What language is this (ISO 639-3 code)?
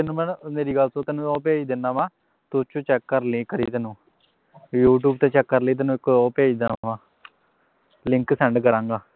pan